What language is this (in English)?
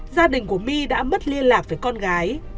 Vietnamese